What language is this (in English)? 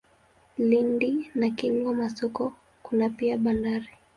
Swahili